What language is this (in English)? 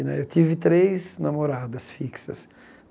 Portuguese